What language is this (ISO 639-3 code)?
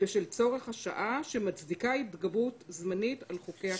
heb